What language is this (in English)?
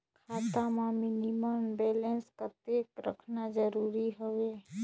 Chhattisgarhi